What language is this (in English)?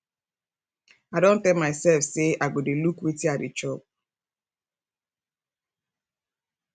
Nigerian Pidgin